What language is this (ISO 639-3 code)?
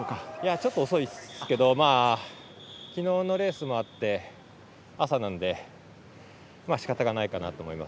jpn